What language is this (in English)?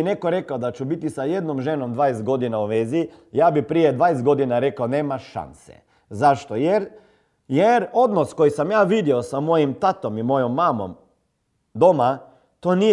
Croatian